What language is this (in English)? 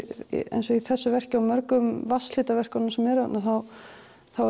Icelandic